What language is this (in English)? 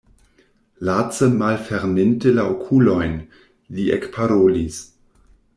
Esperanto